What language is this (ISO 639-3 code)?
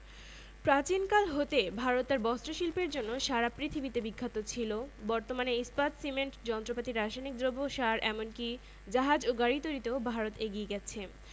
ben